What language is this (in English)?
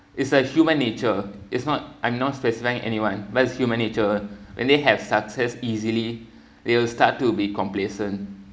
English